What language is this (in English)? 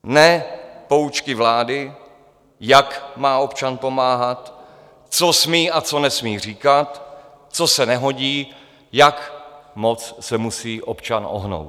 Czech